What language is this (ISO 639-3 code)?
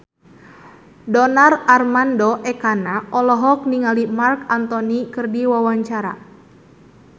sun